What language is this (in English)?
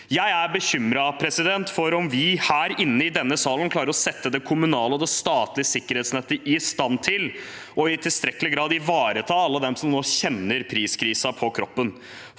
Norwegian